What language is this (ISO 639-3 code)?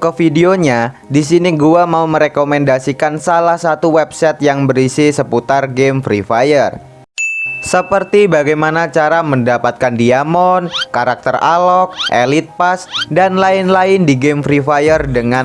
ind